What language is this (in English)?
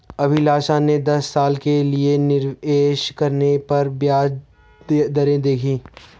Hindi